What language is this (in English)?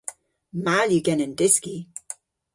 Cornish